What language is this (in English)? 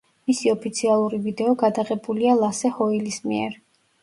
Georgian